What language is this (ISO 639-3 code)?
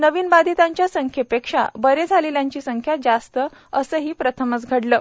mar